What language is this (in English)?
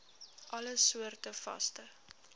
Afrikaans